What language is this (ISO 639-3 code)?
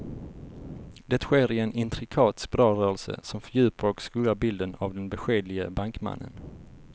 swe